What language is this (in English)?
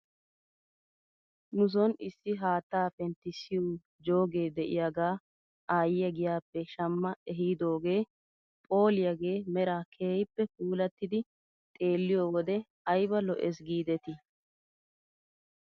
Wolaytta